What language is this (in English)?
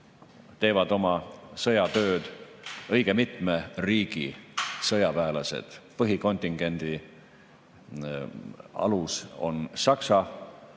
Estonian